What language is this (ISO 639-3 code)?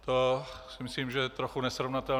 ces